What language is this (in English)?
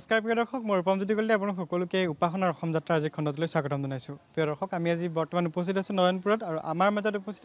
Thai